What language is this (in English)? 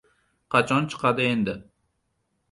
Uzbek